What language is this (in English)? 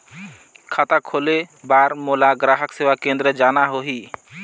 Chhattisgarhi